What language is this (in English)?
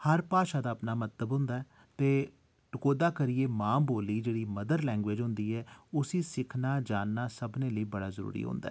Dogri